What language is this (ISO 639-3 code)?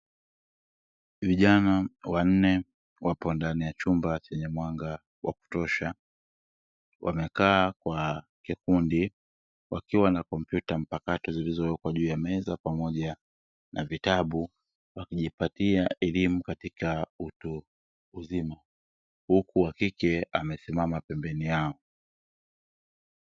swa